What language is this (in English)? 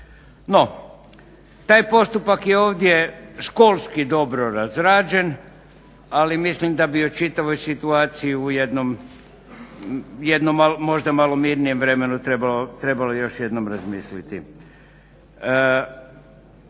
Croatian